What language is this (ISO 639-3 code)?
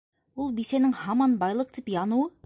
bak